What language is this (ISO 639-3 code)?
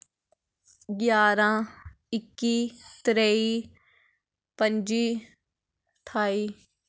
doi